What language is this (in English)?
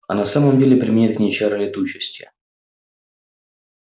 Russian